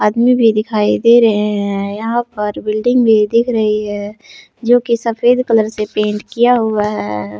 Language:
Hindi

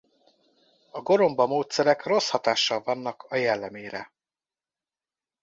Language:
Hungarian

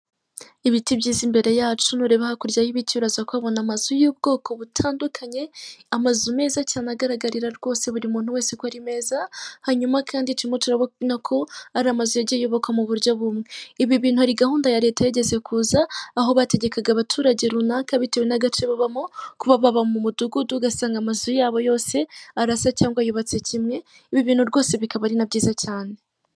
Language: Kinyarwanda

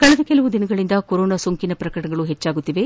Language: Kannada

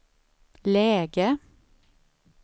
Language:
Swedish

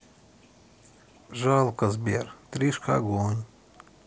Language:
Russian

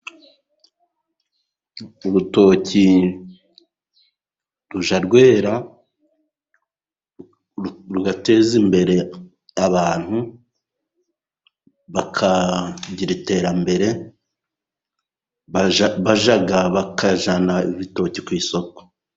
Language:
Kinyarwanda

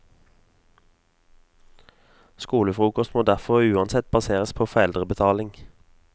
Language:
Norwegian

